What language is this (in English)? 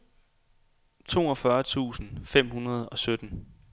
Danish